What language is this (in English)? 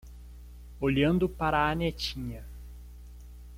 Portuguese